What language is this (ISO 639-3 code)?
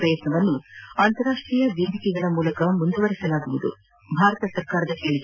kan